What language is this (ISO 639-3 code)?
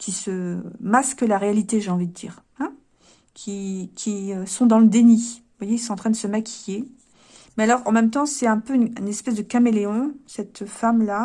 fra